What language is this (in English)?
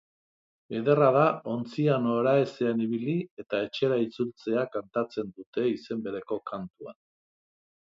Basque